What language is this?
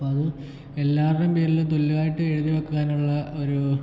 Malayalam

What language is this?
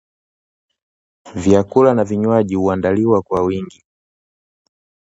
Swahili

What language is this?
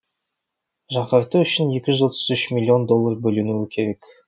Kazakh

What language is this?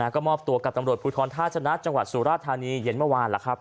Thai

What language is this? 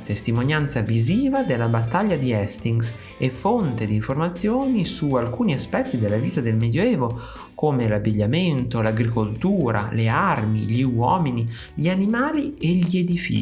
Italian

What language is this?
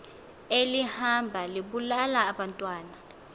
Xhosa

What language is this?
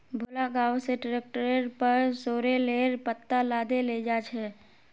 Magahi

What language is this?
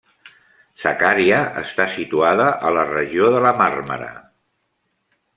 Catalan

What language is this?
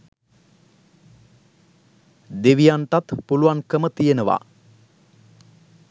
Sinhala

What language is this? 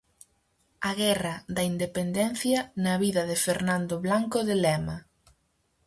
Galician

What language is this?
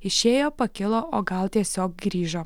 Lithuanian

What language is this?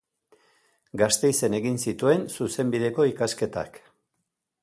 Basque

